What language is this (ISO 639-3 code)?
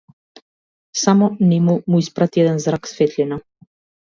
mkd